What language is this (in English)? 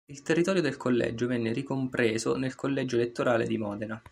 Italian